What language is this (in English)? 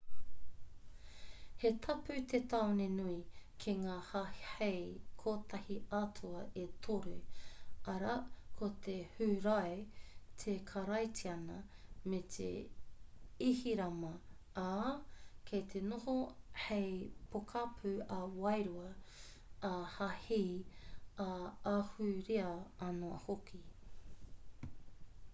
Māori